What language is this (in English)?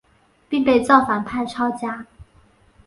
Chinese